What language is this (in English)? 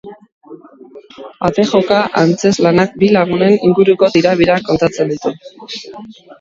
Basque